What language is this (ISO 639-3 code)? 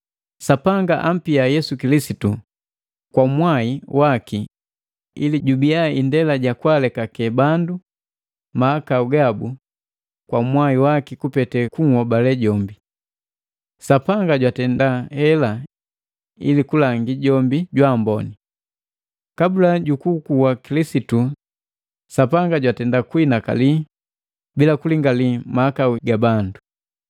mgv